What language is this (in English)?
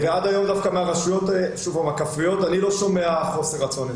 Hebrew